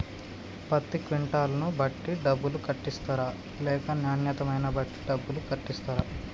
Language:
Telugu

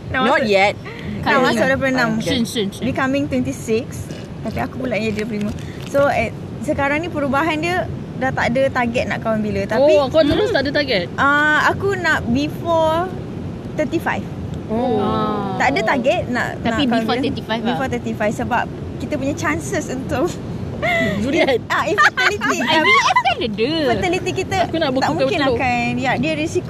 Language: Malay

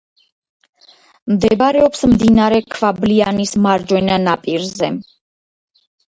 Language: Georgian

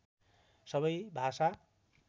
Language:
Nepali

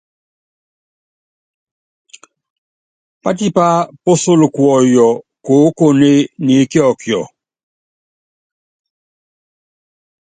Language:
Yangben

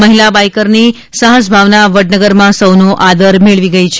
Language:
Gujarati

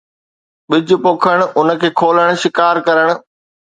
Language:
Sindhi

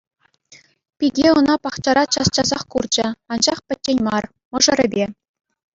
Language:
Chuvash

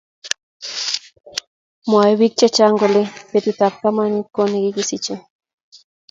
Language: Kalenjin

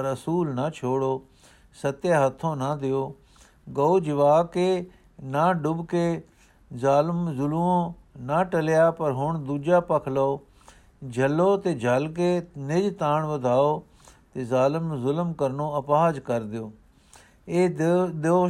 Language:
Punjabi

